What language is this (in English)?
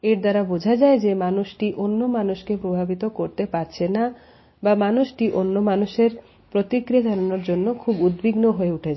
Bangla